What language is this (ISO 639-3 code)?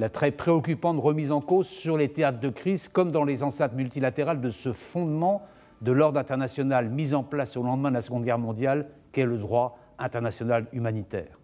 fra